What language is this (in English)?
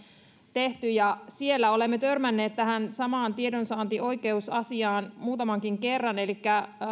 Finnish